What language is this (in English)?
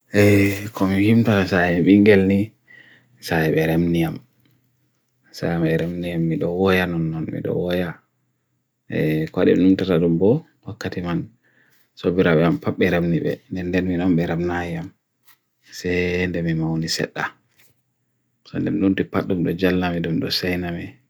Bagirmi Fulfulde